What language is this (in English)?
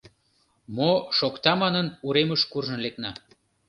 Mari